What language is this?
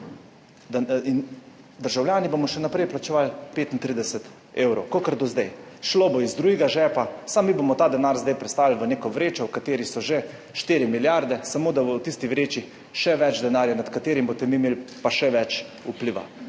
Slovenian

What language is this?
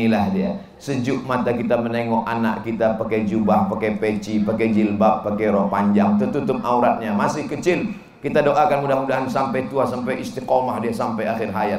Indonesian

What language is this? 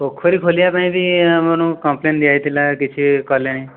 Odia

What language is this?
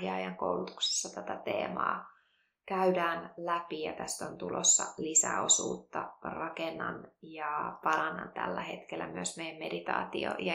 Finnish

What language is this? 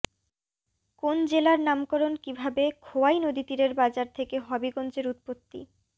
Bangla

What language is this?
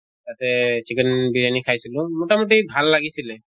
Assamese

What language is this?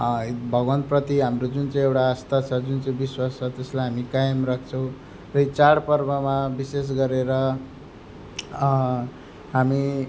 Nepali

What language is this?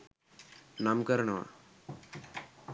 Sinhala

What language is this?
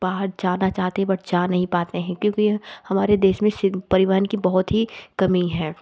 Hindi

